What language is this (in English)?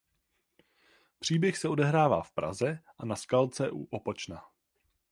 Czech